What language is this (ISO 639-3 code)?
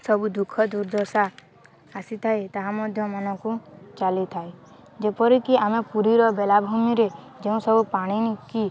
ori